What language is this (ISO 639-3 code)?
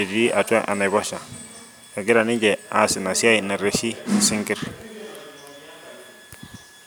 mas